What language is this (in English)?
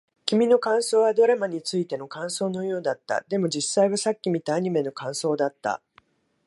Japanese